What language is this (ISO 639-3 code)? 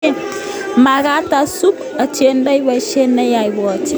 kln